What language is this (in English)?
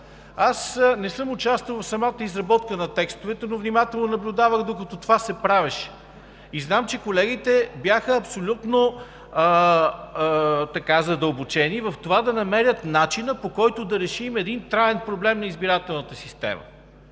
Bulgarian